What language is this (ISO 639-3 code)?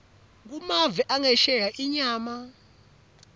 ssw